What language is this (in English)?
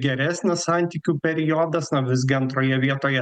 Lithuanian